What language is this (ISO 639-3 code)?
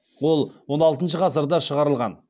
kaz